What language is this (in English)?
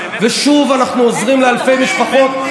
Hebrew